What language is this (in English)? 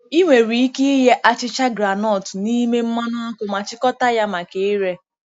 Igbo